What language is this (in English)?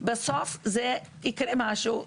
Hebrew